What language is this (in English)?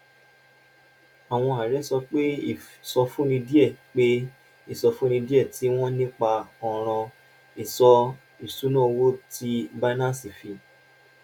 Yoruba